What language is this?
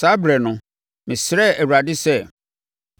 Akan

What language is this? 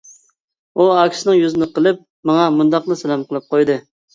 Uyghur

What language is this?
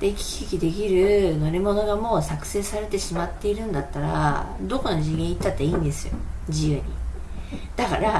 Japanese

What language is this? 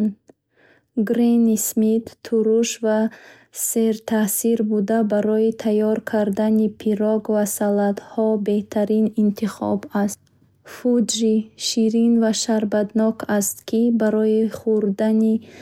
Bukharic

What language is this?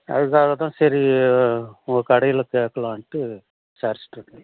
Tamil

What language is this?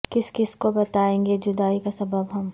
Urdu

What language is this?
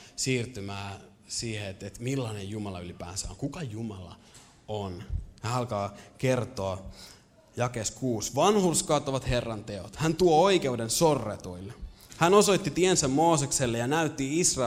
Finnish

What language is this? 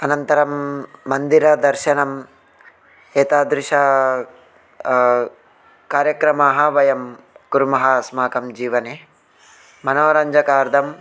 Sanskrit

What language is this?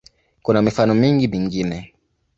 Swahili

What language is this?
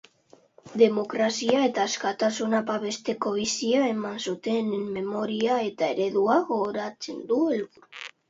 Basque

